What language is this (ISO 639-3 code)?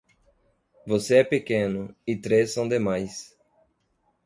por